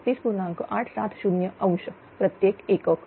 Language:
Marathi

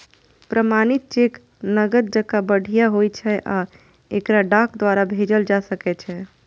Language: Maithili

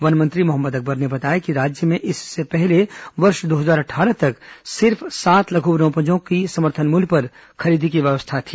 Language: Hindi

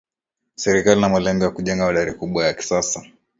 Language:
Swahili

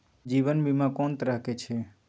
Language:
Maithili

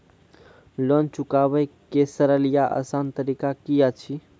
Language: Maithili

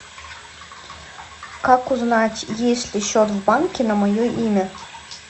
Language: Russian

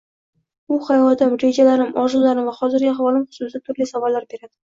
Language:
Uzbek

